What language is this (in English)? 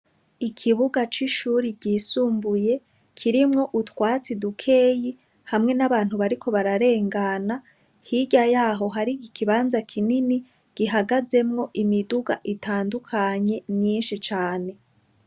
Rundi